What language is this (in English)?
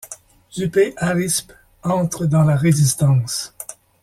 French